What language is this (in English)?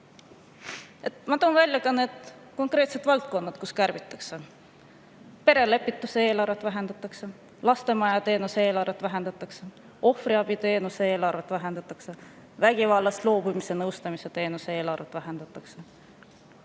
Estonian